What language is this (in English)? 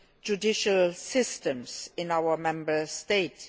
English